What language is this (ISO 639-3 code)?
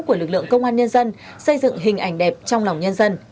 vie